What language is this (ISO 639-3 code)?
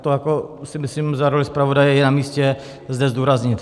ces